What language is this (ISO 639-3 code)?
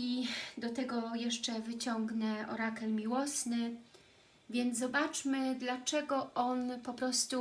pol